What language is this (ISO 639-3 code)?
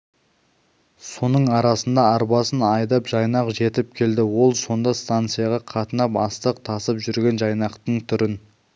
kaz